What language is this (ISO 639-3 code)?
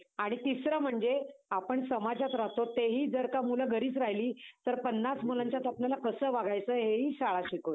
mar